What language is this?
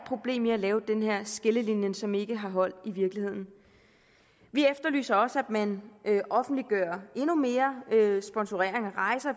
Danish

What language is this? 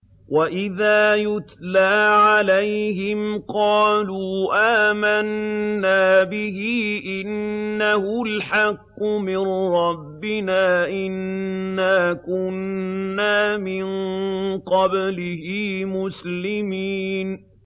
Arabic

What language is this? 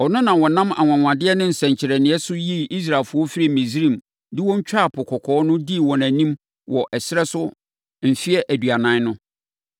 Akan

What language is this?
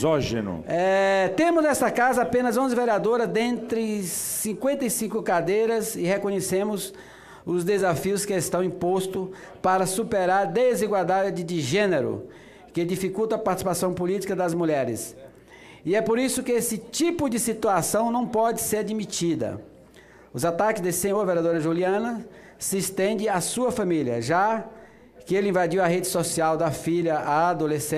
Portuguese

